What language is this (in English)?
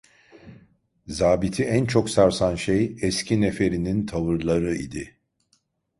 Turkish